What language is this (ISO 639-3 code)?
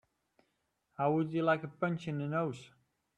eng